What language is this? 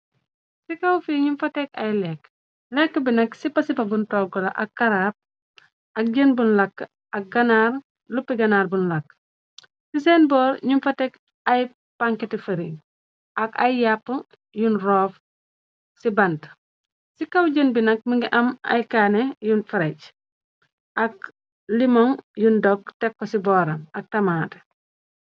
Wolof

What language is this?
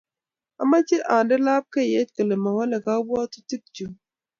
Kalenjin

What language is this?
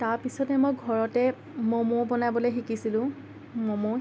Assamese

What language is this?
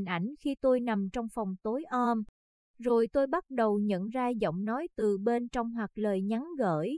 Vietnamese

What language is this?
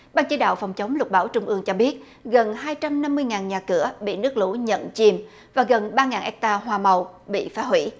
Vietnamese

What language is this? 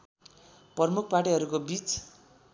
Nepali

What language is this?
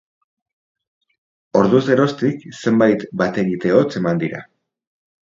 Basque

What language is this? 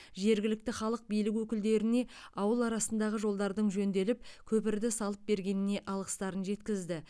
Kazakh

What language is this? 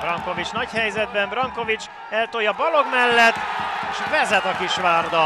Hungarian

